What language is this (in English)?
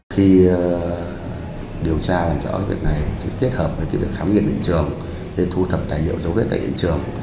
Vietnamese